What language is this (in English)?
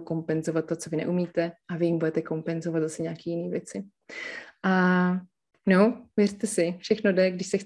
Czech